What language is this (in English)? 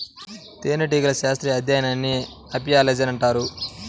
Telugu